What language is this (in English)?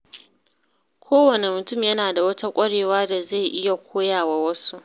Hausa